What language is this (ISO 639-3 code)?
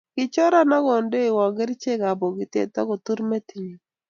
kln